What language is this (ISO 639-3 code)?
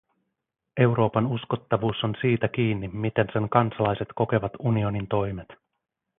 fin